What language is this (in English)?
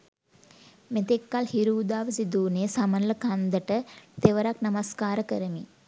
Sinhala